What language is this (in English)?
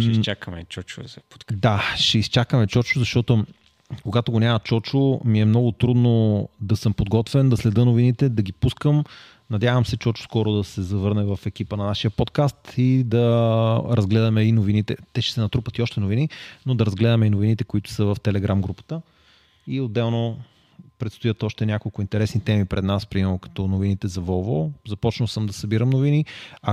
Bulgarian